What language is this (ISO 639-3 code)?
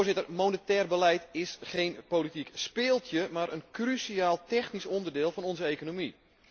nld